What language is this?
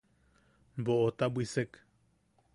Yaqui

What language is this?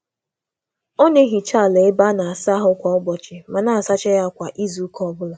Igbo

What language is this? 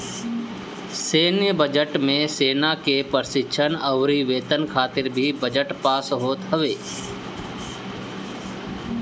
Bhojpuri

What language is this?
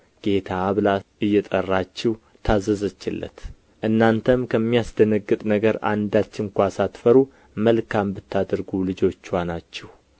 Amharic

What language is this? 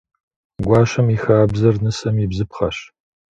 Kabardian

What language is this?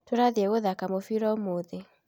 Kikuyu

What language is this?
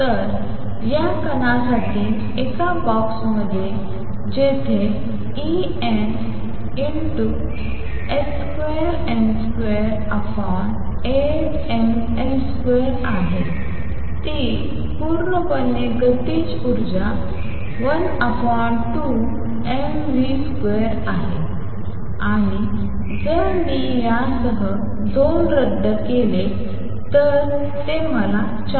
Marathi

